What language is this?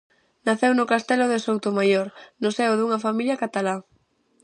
Galician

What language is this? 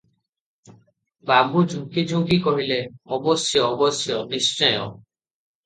Odia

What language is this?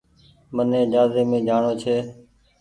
Goaria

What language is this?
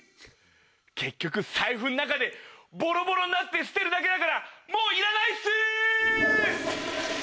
Japanese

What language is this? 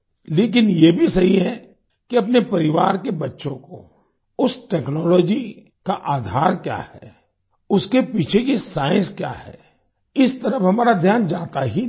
Hindi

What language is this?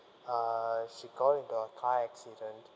English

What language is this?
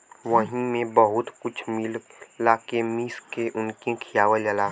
Bhojpuri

